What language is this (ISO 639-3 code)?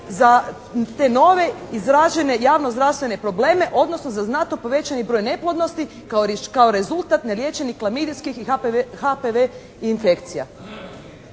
hrv